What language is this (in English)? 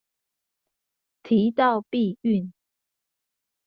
Chinese